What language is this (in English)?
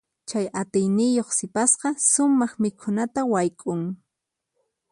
Puno Quechua